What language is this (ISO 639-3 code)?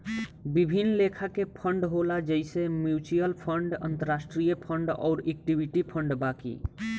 bho